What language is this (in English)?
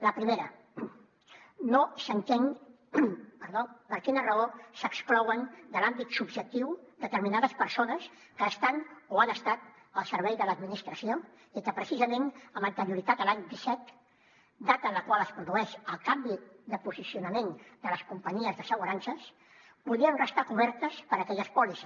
Catalan